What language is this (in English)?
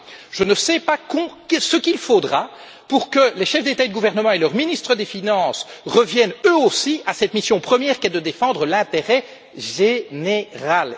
French